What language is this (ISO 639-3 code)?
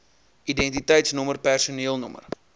afr